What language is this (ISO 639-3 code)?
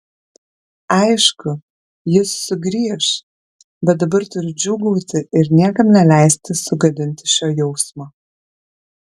lit